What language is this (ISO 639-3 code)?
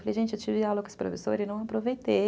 por